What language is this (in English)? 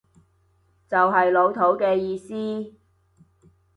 Cantonese